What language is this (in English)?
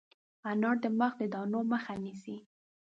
Pashto